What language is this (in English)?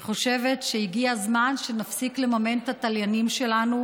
Hebrew